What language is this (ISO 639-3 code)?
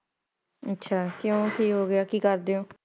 pan